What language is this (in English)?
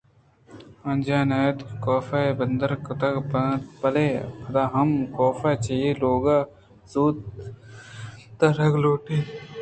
Eastern Balochi